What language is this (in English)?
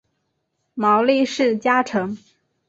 Chinese